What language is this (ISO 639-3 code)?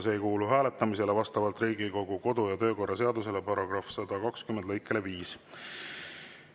est